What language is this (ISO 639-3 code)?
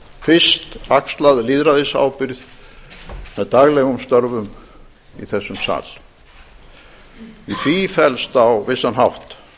isl